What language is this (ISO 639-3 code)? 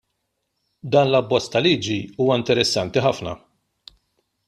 mlt